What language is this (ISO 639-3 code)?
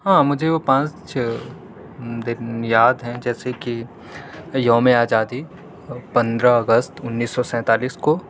urd